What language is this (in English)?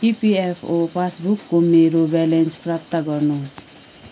Nepali